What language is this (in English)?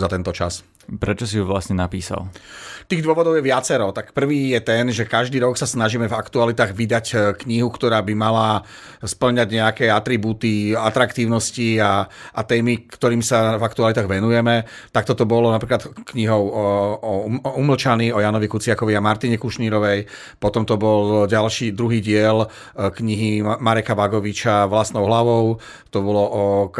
Slovak